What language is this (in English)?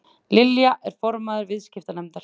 Icelandic